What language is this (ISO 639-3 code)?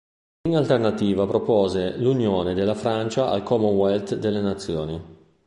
ita